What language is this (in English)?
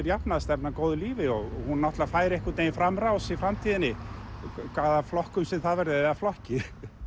Icelandic